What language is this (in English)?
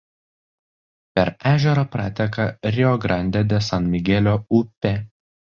Lithuanian